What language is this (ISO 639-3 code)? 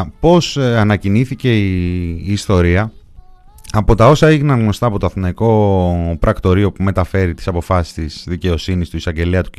ell